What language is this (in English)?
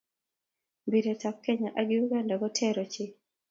Kalenjin